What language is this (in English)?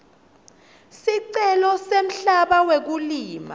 Swati